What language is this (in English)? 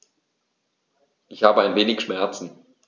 German